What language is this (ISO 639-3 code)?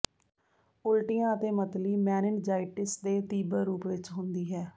pan